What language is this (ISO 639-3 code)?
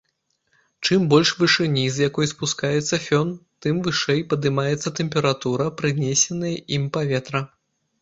bel